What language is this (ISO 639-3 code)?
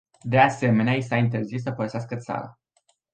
ron